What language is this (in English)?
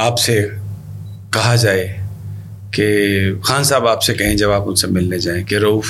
Urdu